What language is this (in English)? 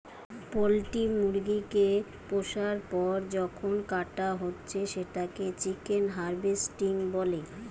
Bangla